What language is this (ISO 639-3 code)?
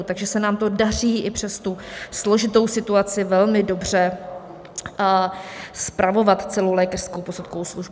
ces